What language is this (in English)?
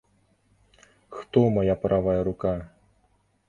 Belarusian